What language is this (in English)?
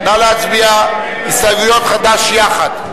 Hebrew